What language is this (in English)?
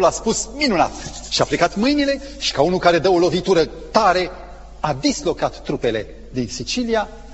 Romanian